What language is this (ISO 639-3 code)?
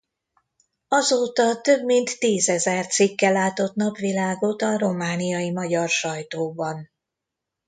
hun